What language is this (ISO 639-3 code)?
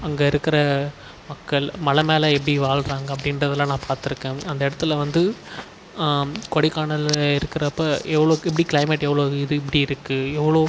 tam